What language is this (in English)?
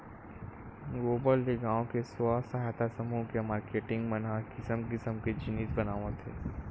Chhattisgarhi